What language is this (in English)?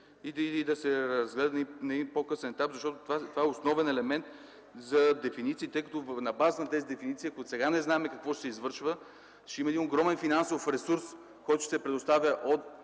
Bulgarian